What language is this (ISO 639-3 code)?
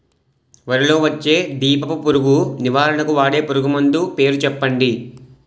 tel